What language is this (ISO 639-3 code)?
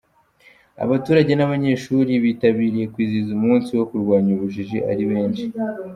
kin